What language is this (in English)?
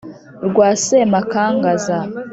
Kinyarwanda